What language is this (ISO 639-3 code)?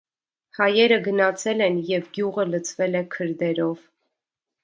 hye